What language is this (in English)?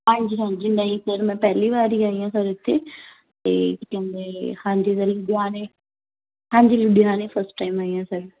Punjabi